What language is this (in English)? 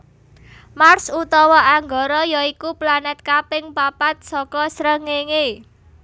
Javanese